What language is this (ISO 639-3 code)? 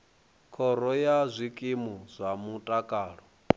ven